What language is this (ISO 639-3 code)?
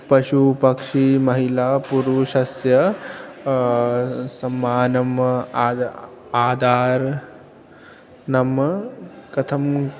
san